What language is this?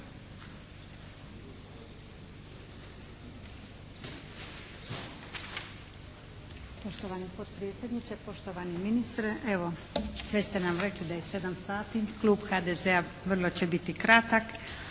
Croatian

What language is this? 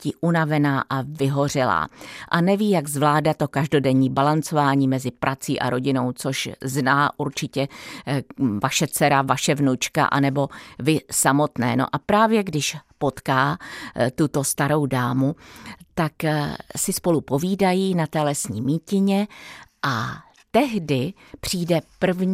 Czech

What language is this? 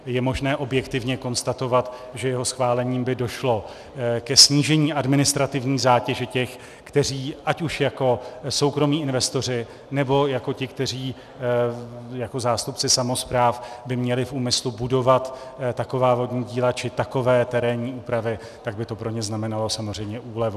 Czech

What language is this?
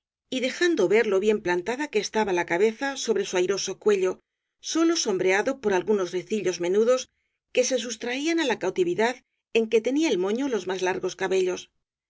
Spanish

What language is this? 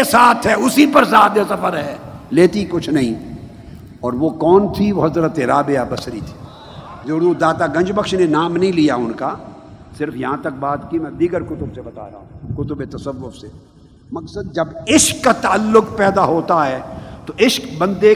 Urdu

